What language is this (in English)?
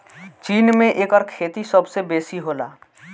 Bhojpuri